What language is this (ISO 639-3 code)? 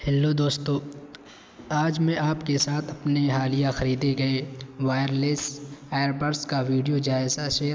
urd